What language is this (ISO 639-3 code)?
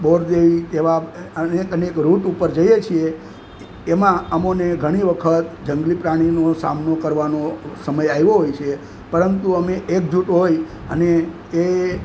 guj